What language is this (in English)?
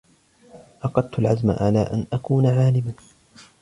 Arabic